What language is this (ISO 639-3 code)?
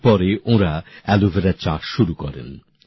ben